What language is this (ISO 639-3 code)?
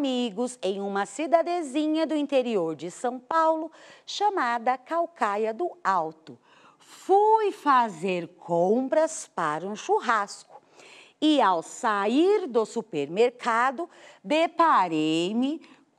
por